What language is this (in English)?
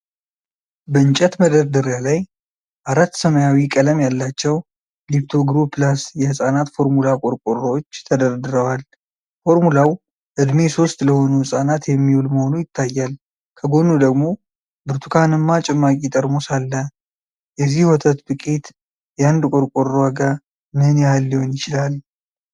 Amharic